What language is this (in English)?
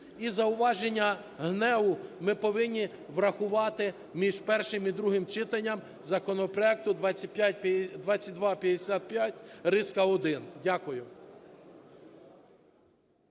Ukrainian